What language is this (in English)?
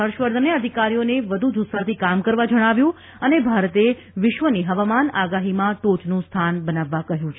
Gujarati